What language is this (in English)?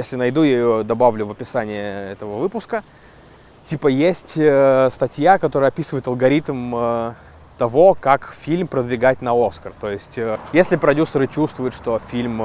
Russian